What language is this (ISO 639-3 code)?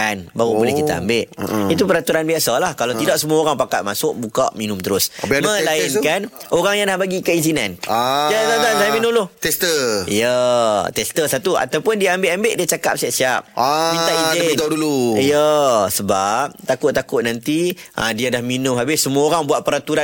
msa